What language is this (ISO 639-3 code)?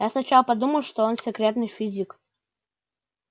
rus